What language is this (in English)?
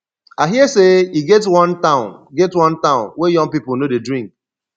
Nigerian Pidgin